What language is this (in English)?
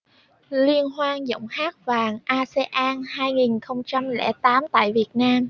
Vietnamese